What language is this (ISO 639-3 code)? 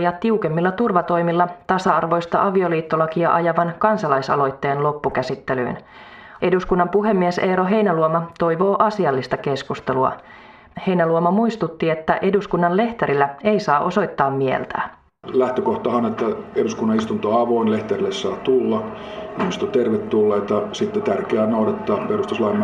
fin